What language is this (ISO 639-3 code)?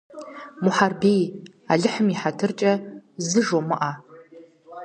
kbd